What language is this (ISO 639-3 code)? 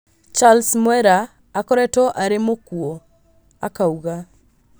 kik